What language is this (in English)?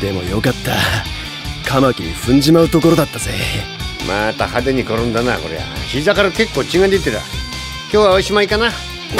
Japanese